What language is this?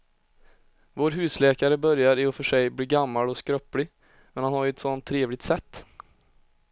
Swedish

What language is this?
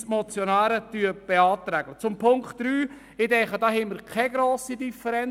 Swiss German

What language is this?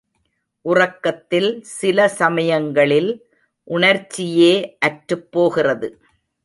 Tamil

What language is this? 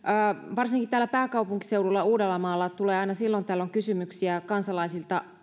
Finnish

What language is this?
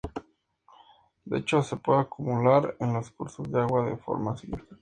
Spanish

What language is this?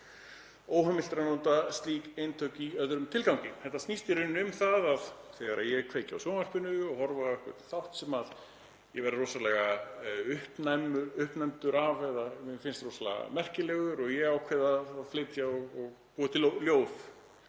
Icelandic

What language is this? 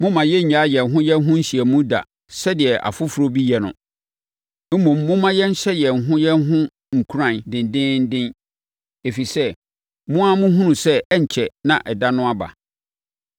Akan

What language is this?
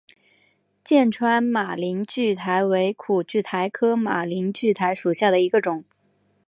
Chinese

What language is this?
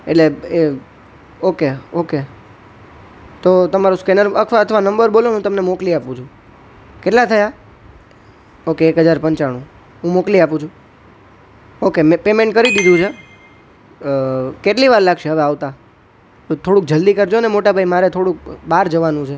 Gujarati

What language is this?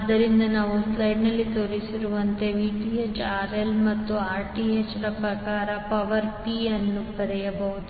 Kannada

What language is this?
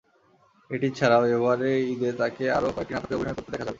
Bangla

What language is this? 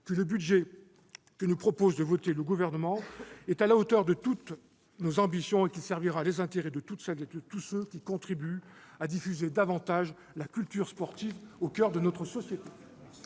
French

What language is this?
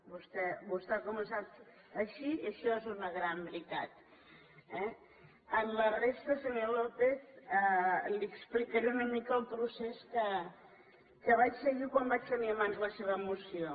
Catalan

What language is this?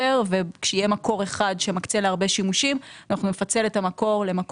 Hebrew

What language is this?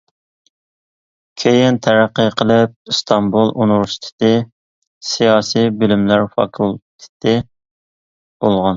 Uyghur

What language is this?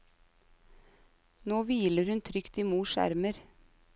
Norwegian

